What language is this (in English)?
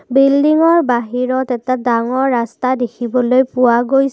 Assamese